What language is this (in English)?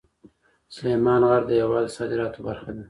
Pashto